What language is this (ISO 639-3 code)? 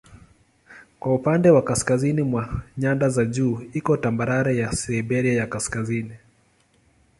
swa